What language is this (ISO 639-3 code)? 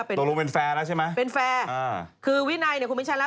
tha